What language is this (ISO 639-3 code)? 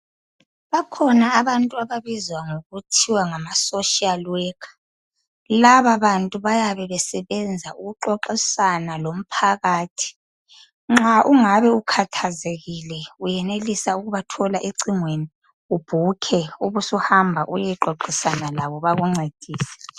nde